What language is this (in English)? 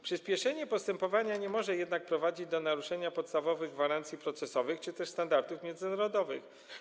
Polish